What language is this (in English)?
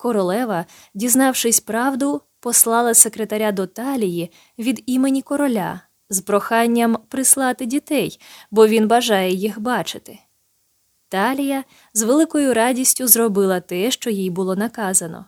Ukrainian